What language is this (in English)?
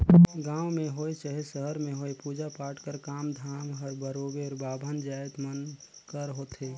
Chhattisgarhi